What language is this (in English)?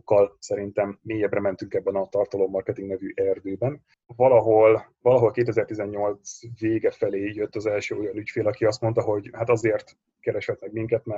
Hungarian